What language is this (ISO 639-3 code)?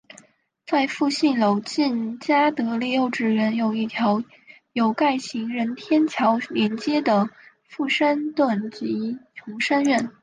zho